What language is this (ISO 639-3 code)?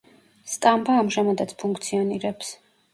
kat